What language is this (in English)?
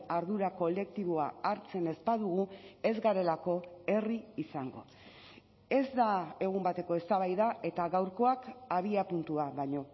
Basque